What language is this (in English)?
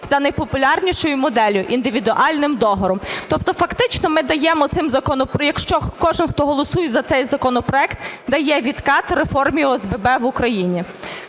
Ukrainian